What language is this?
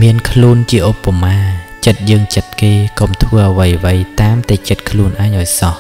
Thai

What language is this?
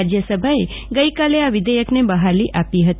Gujarati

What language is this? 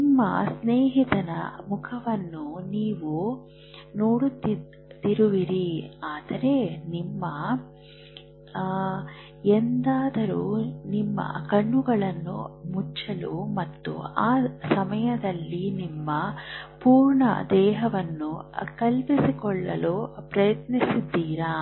Kannada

